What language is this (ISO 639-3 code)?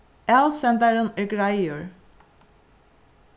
fao